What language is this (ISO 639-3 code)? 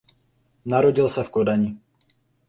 ces